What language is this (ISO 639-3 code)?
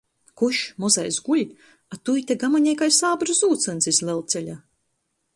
ltg